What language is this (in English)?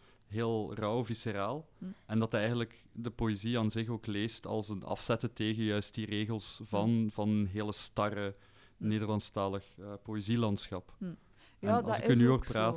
Dutch